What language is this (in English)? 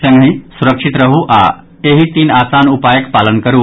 Maithili